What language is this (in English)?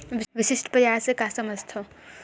Chhattisgarhi